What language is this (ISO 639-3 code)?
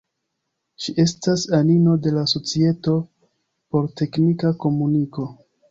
epo